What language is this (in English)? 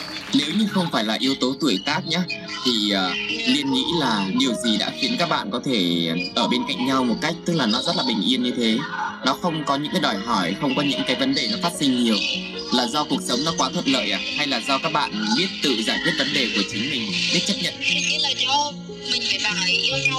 Vietnamese